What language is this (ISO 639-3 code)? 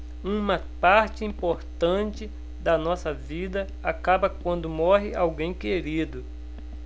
por